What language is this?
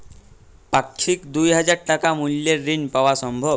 Bangla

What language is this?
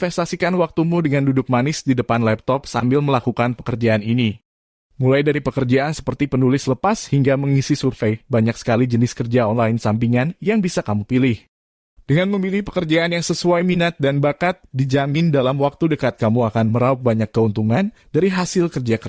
Indonesian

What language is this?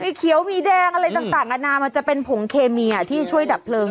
Thai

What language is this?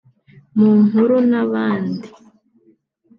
Kinyarwanda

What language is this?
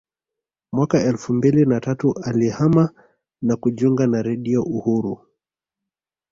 Swahili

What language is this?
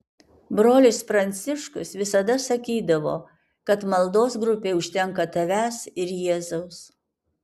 Lithuanian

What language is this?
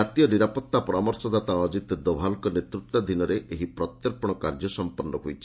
Odia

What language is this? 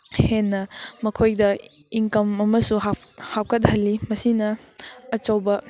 Manipuri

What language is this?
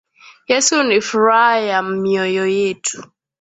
Swahili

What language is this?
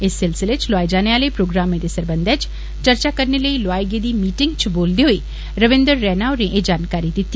Dogri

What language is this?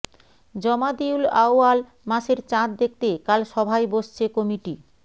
Bangla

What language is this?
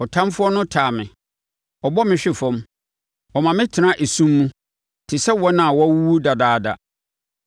Akan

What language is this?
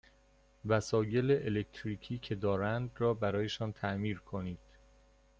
Persian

